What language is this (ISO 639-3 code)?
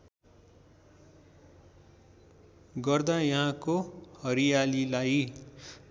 nep